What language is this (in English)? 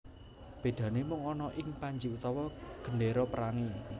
Javanese